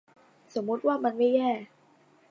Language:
Thai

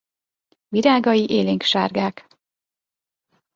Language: Hungarian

